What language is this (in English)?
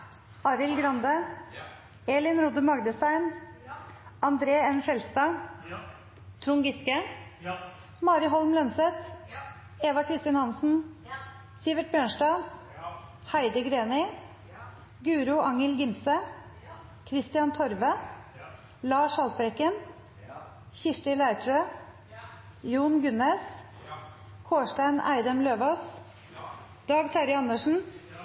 Norwegian Nynorsk